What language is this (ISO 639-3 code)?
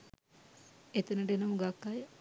sin